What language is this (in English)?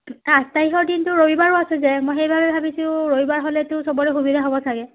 Assamese